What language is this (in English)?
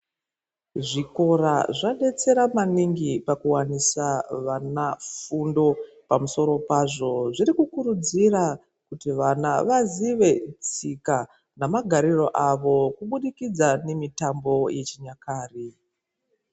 Ndau